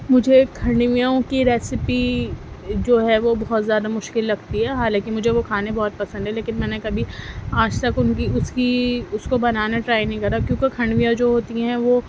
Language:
Urdu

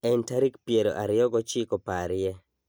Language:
Luo (Kenya and Tanzania)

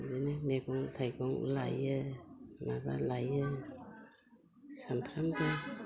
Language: Bodo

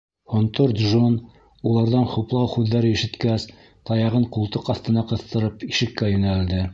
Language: Bashkir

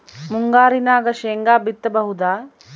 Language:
Kannada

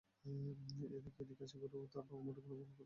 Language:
Bangla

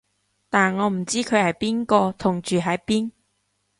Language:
Cantonese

